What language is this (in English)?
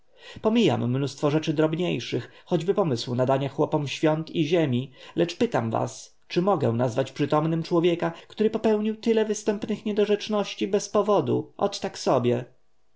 Polish